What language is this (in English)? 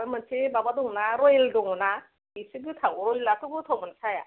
Bodo